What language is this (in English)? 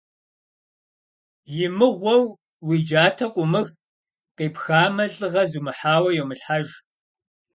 Kabardian